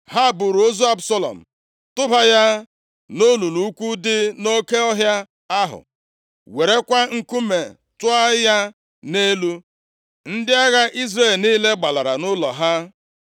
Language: Igbo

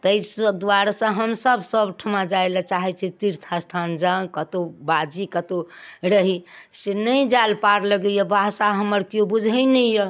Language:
Maithili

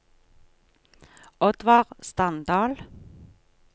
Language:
Norwegian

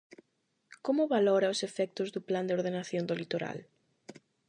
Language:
Galician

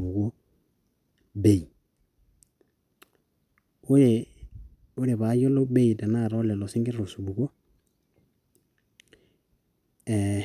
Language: Masai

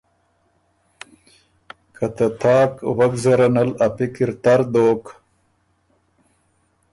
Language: Ormuri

